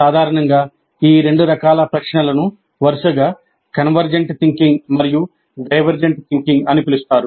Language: Telugu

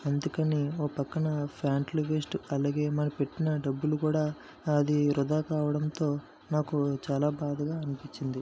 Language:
Telugu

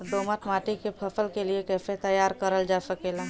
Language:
Bhojpuri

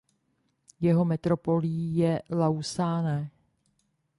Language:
Czech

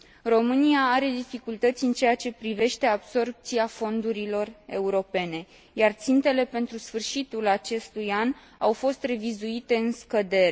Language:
Romanian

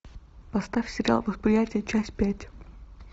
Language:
Russian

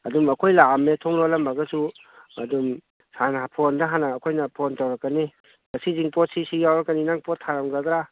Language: Manipuri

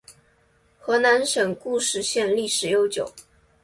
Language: Chinese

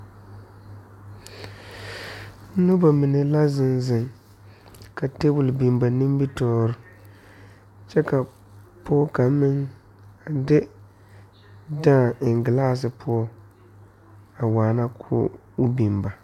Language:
Southern Dagaare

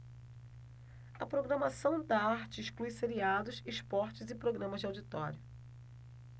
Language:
Portuguese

